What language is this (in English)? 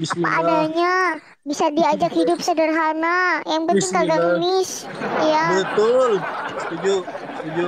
Indonesian